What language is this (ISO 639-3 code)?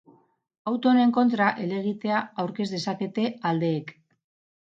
eus